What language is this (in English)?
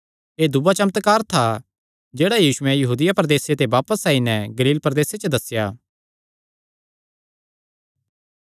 Kangri